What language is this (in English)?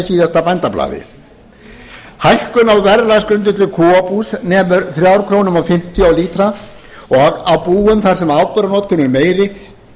Icelandic